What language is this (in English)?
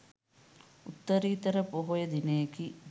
Sinhala